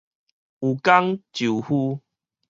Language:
Min Nan Chinese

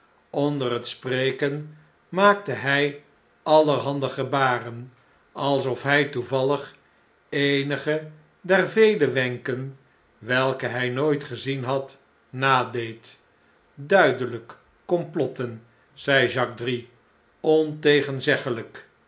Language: Dutch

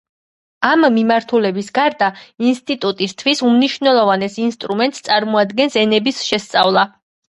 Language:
Georgian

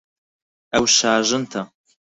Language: Central Kurdish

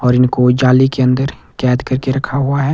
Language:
Hindi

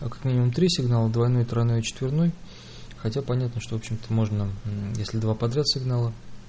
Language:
Russian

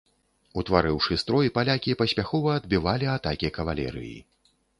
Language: Belarusian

